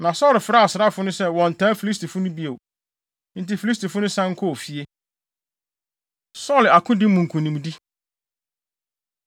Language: Akan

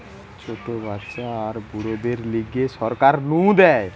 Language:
Bangla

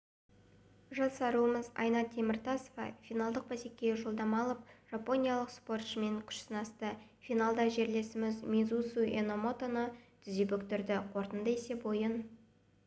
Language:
Kazakh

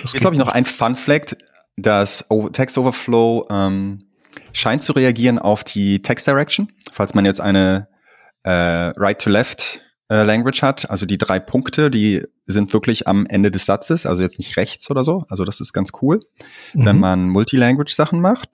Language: German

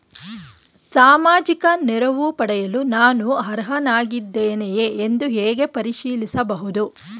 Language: Kannada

